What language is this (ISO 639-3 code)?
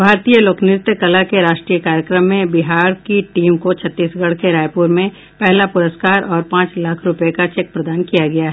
hin